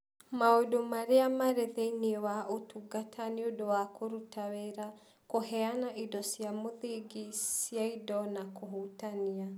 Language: Kikuyu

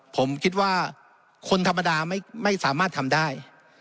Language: Thai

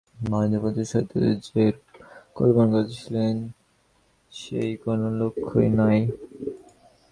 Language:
Bangla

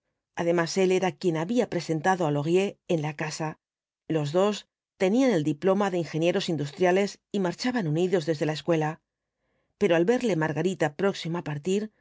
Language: Spanish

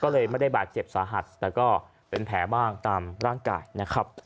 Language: Thai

